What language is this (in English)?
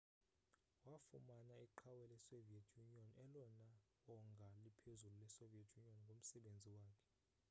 Xhosa